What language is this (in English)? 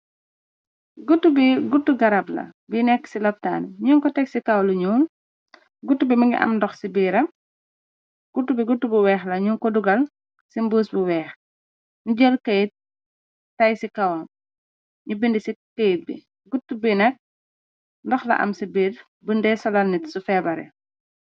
Wolof